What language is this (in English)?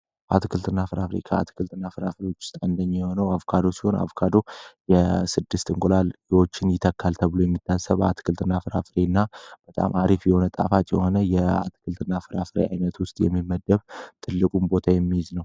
Amharic